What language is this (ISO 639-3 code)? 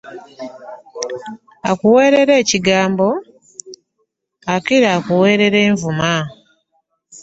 lug